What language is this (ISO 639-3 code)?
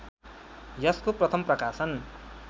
nep